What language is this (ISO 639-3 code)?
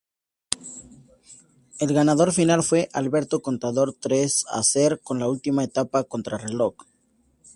spa